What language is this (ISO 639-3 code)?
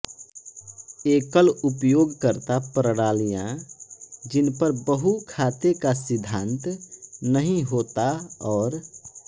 hin